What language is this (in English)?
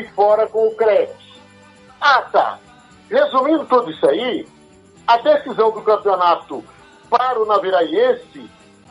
Portuguese